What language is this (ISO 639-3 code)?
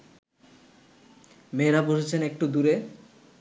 ben